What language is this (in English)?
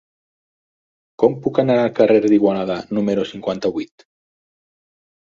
Catalan